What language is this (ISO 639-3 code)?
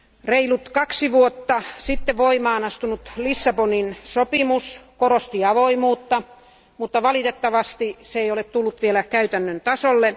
fin